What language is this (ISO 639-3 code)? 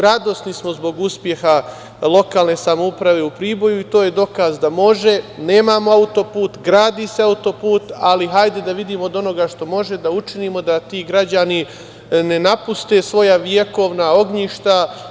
srp